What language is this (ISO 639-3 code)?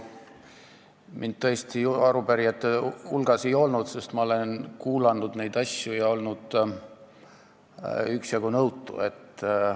est